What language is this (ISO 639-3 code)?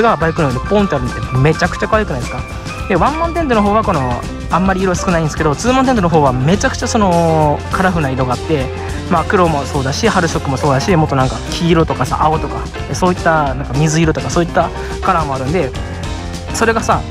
jpn